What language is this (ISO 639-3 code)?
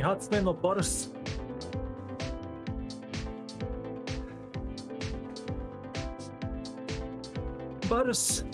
jpn